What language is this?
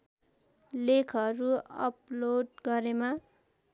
Nepali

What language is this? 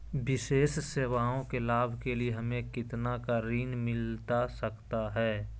Magahi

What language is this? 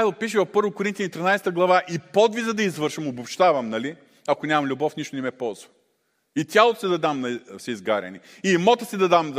Bulgarian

